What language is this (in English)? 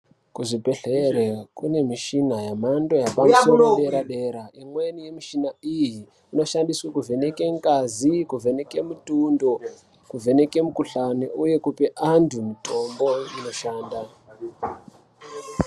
Ndau